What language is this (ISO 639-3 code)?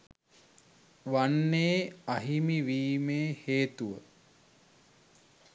sin